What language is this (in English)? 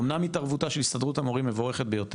Hebrew